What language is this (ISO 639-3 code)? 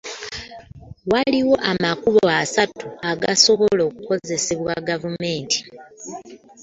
lug